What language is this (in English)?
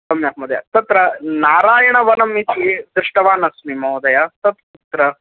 Sanskrit